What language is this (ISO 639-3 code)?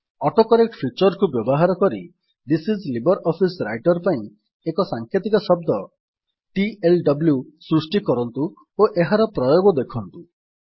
ori